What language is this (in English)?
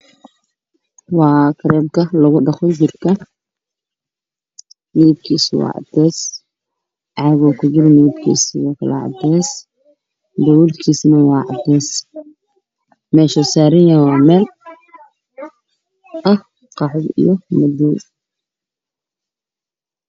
Somali